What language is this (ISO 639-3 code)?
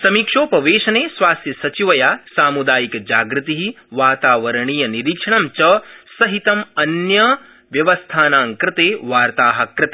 san